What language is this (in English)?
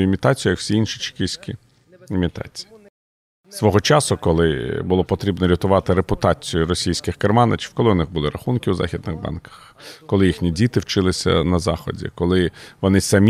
Ukrainian